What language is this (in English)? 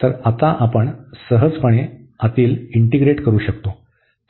Marathi